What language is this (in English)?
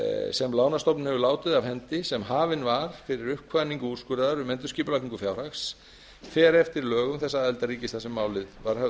Icelandic